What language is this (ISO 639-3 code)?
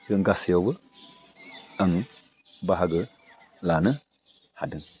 brx